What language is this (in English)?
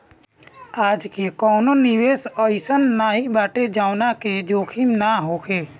Bhojpuri